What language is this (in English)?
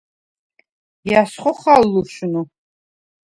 Svan